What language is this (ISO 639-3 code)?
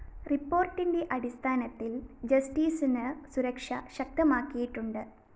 mal